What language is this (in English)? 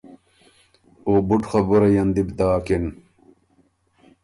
Ormuri